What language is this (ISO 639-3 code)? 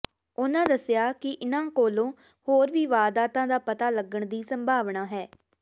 pan